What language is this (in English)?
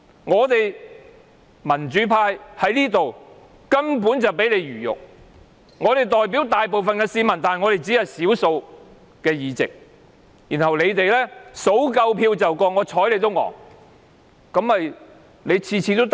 Cantonese